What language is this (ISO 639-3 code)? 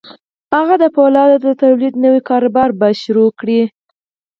pus